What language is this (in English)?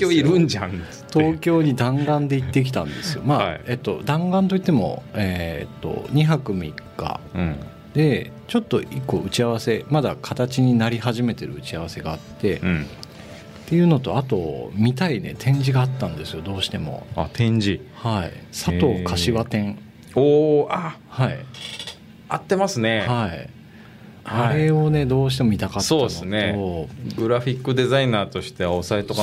Japanese